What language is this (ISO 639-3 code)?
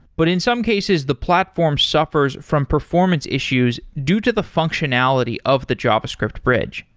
eng